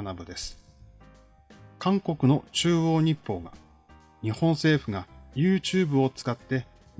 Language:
Japanese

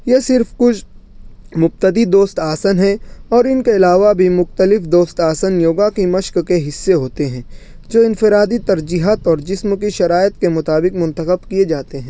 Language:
Urdu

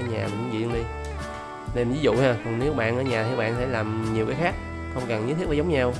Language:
Vietnamese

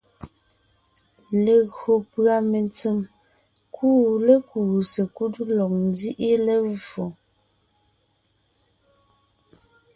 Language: Ngiemboon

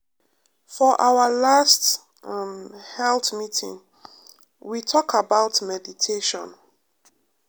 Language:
Nigerian Pidgin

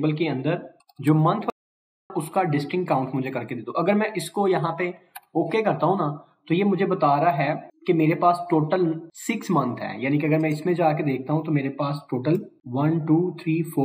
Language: Hindi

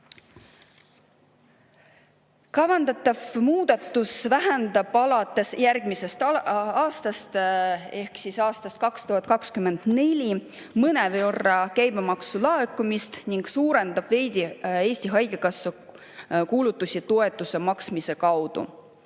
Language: Estonian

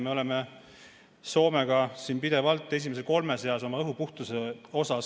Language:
Estonian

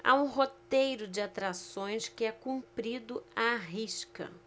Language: Portuguese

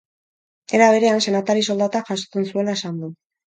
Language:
Basque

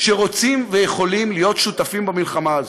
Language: Hebrew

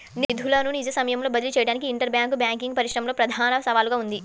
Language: Telugu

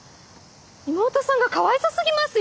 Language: Japanese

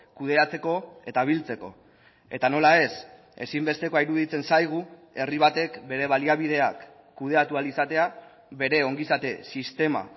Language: Basque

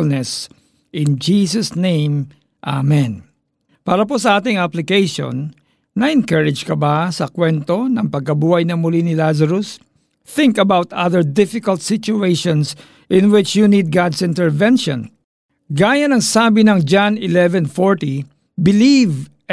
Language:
Filipino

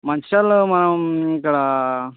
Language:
Telugu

